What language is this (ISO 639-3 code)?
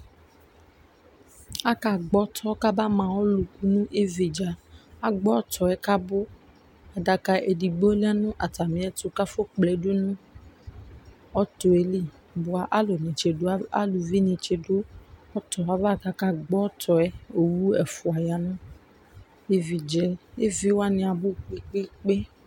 kpo